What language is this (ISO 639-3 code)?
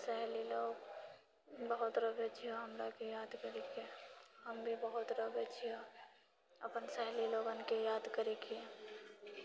mai